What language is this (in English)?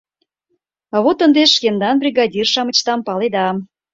Mari